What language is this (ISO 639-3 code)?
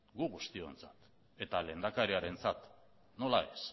eus